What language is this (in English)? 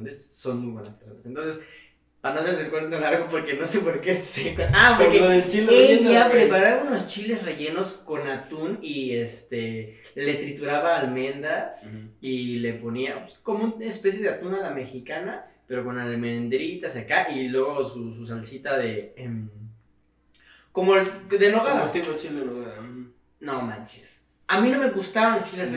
Spanish